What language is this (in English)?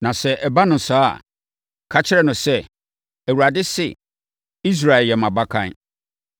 Akan